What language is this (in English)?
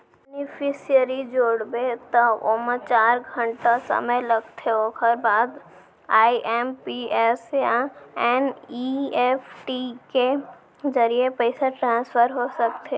Chhattisgarhi